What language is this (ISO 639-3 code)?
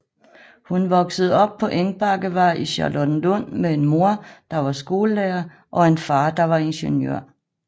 dan